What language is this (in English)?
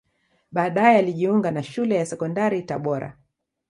Swahili